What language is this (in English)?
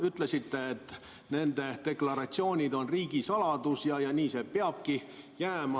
Estonian